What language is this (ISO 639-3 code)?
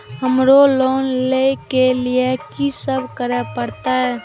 mai